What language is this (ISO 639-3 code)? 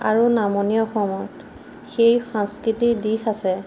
asm